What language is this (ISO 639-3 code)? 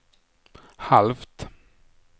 swe